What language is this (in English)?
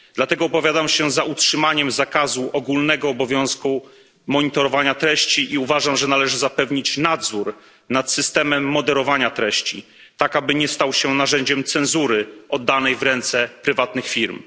Polish